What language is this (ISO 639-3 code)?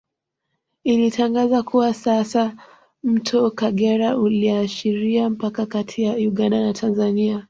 swa